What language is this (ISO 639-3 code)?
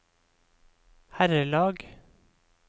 nor